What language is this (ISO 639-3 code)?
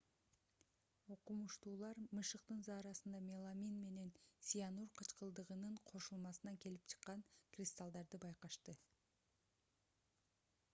kir